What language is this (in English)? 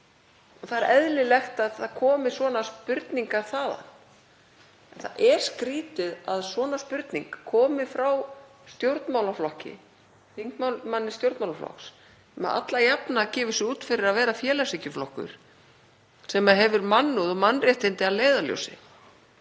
Icelandic